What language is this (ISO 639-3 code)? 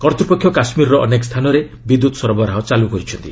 ori